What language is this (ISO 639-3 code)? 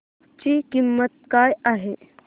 mar